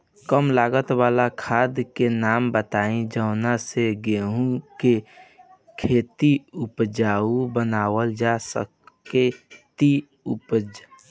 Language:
Bhojpuri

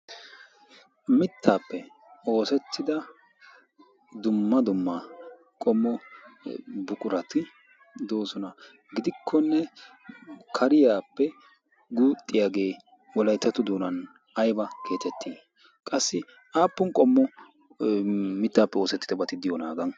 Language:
Wolaytta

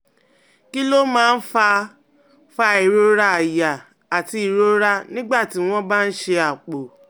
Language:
Yoruba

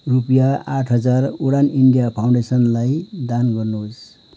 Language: Nepali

